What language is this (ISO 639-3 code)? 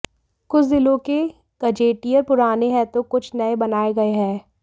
hin